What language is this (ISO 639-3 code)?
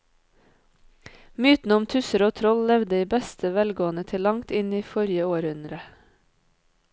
nor